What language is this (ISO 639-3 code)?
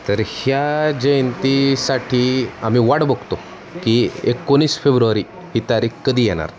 mar